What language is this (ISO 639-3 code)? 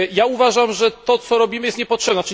pol